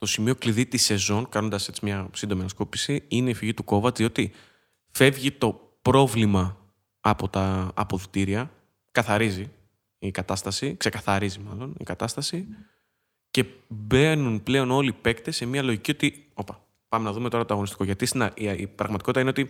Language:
Greek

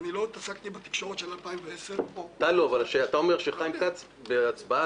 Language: Hebrew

